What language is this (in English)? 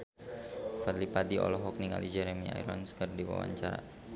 Sundanese